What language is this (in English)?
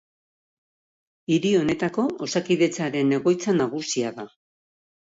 Basque